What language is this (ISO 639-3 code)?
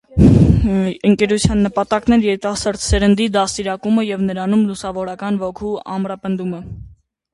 hye